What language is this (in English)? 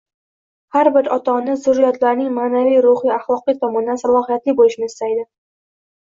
Uzbek